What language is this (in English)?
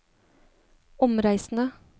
Norwegian